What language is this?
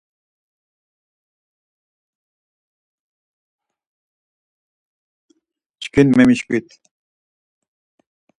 Laz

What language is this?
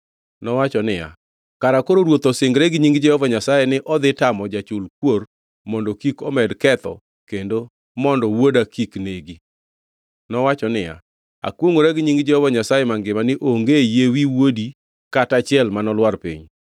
Luo (Kenya and Tanzania)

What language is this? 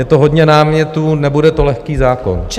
Czech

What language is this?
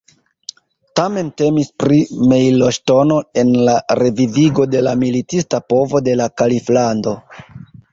Esperanto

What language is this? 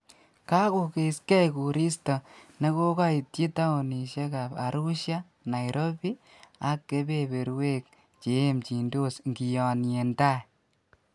Kalenjin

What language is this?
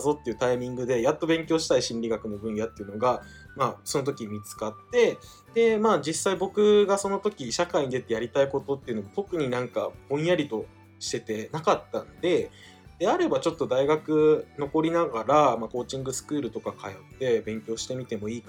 Japanese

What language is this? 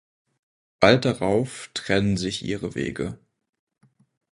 German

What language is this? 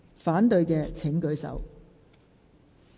Cantonese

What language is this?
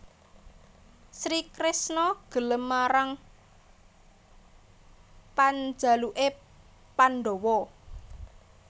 Javanese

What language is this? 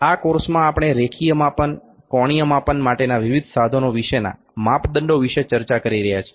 Gujarati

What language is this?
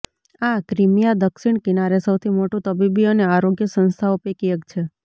Gujarati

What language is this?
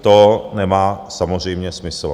Czech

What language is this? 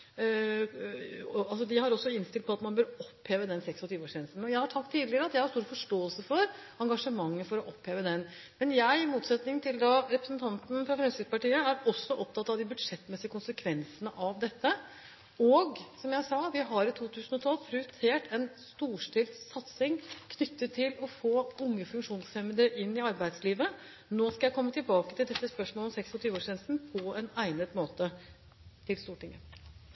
Norwegian Bokmål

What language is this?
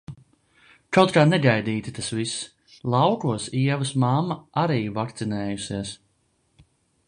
Latvian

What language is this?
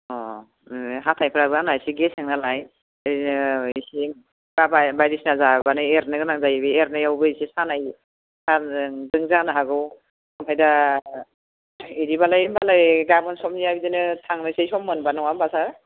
Bodo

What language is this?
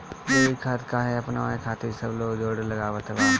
Bhojpuri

